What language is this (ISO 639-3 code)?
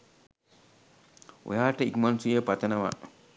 sin